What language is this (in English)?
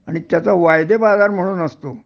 Marathi